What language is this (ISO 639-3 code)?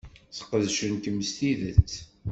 kab